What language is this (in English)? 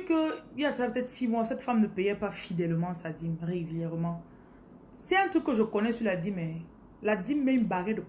French